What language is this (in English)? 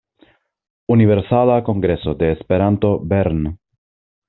Esperanto